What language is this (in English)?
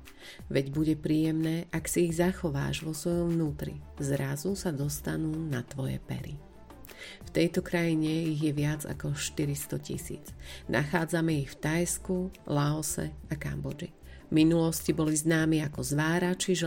Slovak